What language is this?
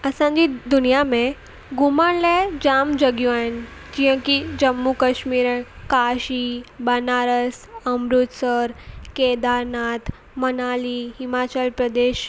Sindhi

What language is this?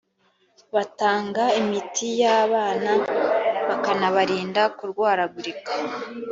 Kinyarwanda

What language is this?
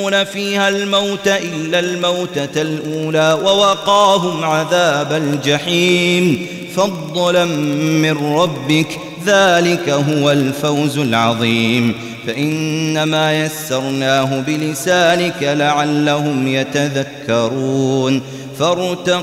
Arabic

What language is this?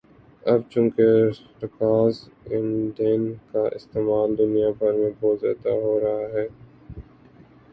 Urdu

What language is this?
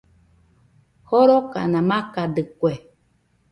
Nüpode Huitoto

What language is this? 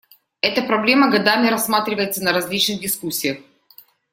Russian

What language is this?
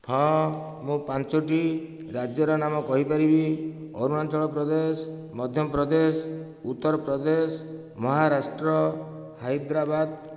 Odia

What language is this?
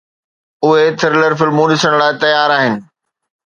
Sindhi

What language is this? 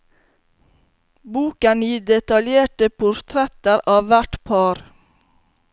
Norwegian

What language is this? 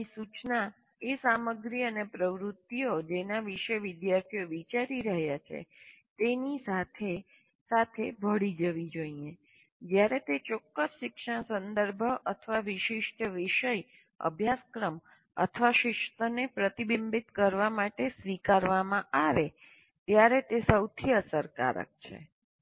Gujarati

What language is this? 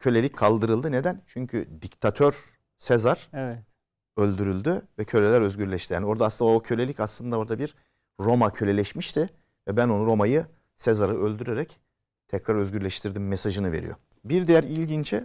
Turkish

